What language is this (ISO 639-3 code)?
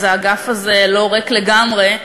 heb